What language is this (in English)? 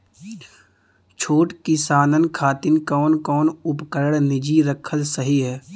Bhojpuri